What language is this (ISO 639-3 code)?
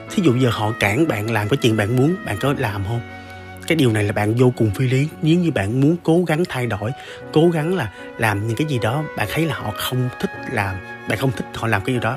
vie